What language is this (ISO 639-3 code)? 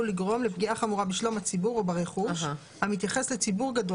heb